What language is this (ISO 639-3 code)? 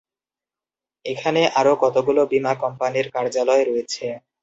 ben